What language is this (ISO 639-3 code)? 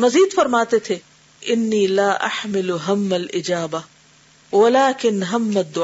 urd